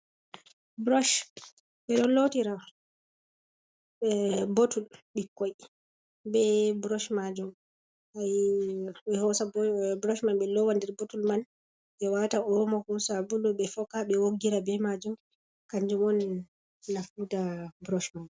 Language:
Fula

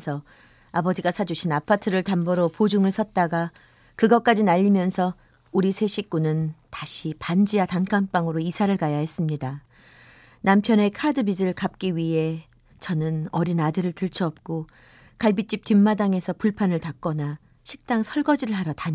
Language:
Korean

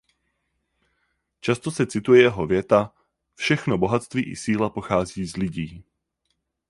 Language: Czech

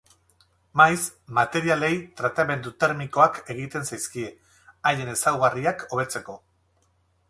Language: Basque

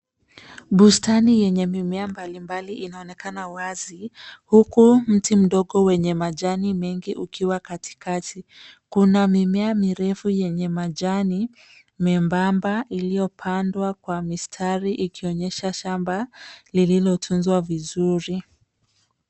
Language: Swahili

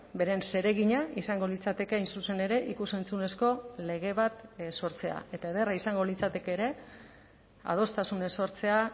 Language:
Basque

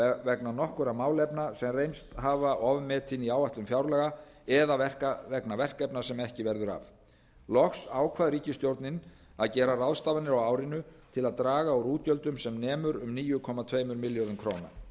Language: Icelandic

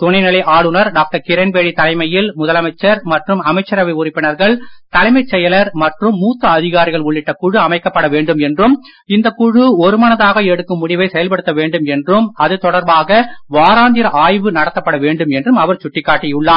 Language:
Tamil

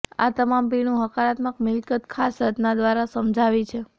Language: Gujarati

